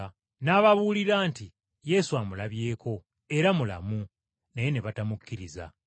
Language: Ganda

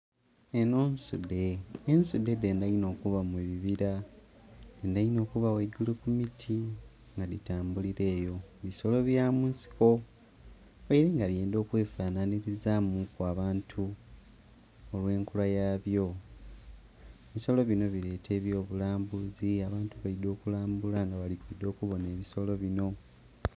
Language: Soga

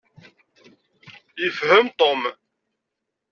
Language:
Kabyle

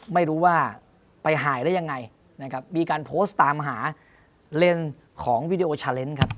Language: Thai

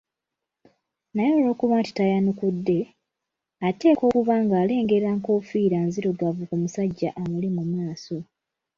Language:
Ganda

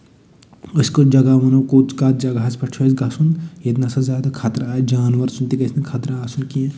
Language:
Kashmiri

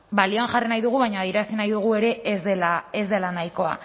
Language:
Basque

